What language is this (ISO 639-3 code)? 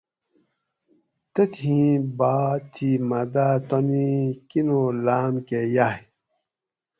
gwc